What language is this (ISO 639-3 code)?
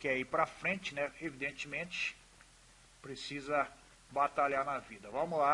por